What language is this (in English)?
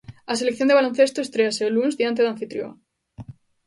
Galician